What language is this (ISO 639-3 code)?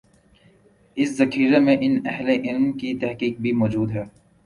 urd